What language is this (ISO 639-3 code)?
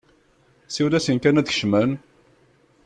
kab